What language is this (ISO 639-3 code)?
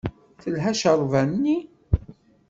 kab